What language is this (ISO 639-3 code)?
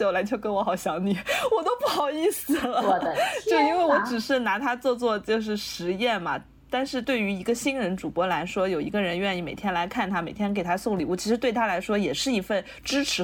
zho